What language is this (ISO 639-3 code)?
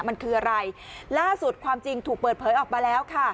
tha